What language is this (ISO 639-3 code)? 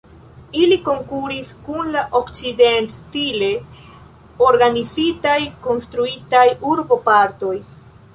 epo